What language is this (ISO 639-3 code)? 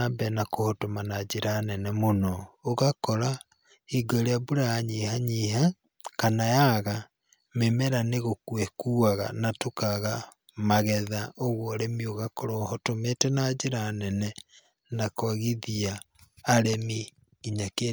kik